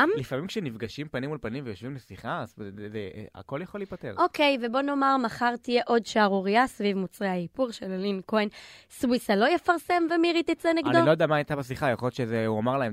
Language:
Hebrew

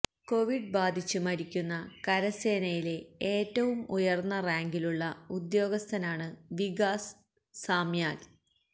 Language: Malayalam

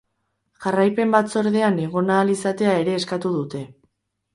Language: Basque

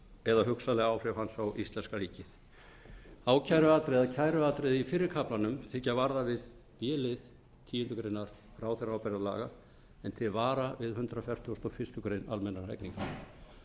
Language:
Icelandic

